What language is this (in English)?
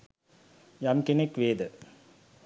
Sinhala